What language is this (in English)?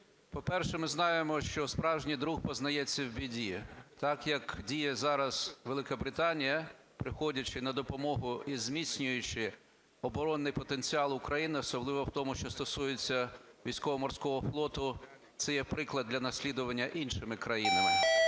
Ukrainian